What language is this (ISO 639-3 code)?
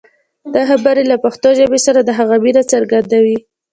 pus